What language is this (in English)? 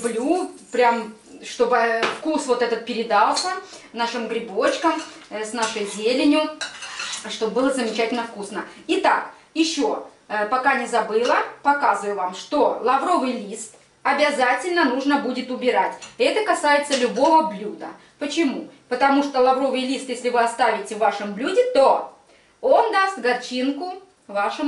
Russian